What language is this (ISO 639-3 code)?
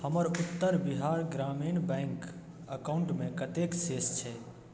mai